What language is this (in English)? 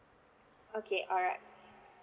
English